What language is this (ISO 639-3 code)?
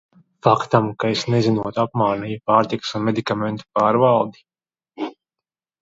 lav